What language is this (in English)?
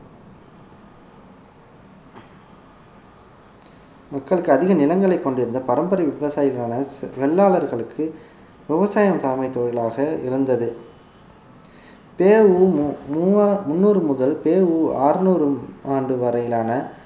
Tamil